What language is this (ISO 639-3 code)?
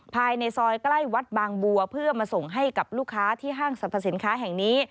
tha